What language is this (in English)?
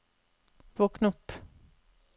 Norwegian